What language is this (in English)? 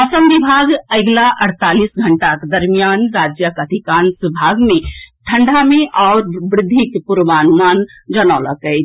Maithili